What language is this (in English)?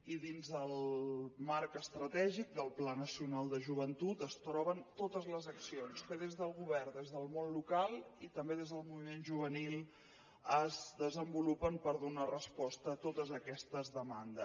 Catalan